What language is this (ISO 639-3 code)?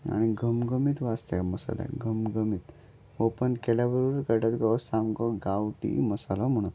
kok